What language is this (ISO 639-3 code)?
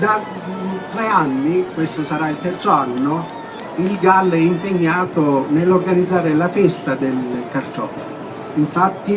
ita